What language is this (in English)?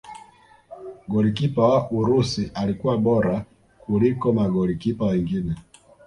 Swahili